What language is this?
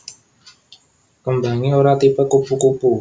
Javanese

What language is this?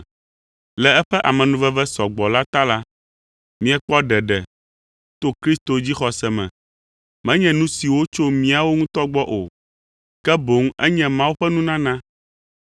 Ewe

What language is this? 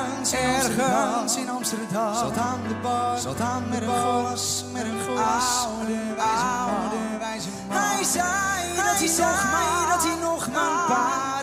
Dutch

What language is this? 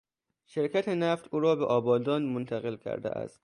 Persian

